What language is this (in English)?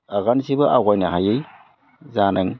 Bodo